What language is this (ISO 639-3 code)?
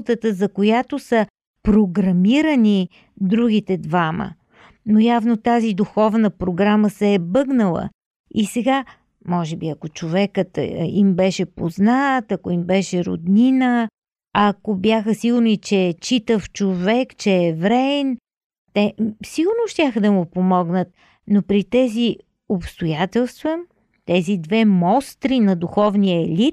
bul